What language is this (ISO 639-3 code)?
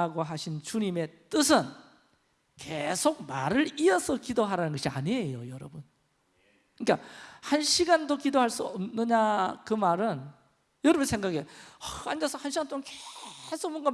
kor